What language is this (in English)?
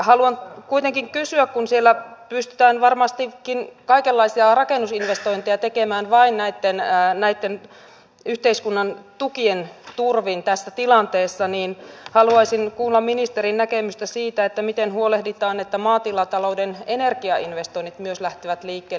Finnish